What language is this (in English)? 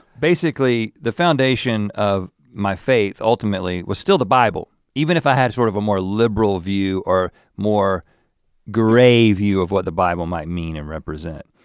English